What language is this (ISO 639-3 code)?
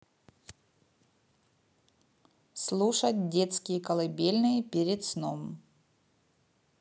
rus